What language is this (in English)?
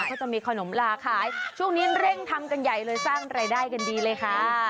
Thai